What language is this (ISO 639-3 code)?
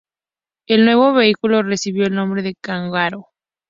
spa